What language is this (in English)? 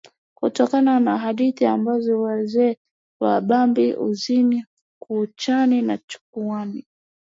Swahili